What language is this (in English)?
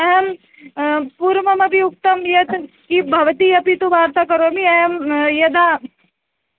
Sanskrit